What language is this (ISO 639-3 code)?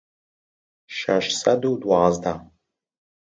ckb